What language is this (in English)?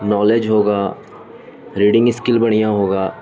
Urdu